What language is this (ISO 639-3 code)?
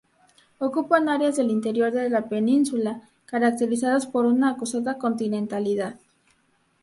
spa